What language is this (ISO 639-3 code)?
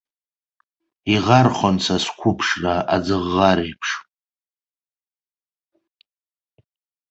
abk